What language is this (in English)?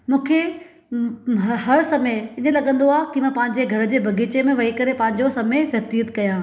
Sindhi